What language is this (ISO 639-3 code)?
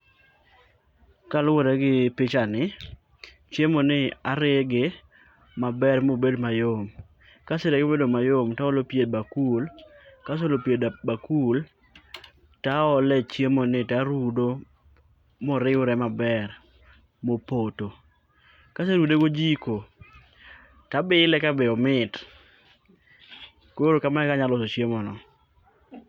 luo